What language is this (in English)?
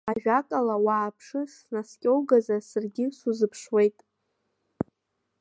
Abkhazian